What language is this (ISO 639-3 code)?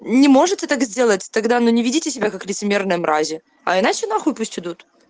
rus